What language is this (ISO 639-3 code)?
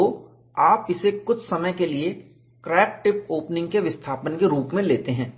hin